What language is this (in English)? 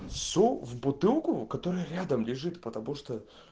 Russian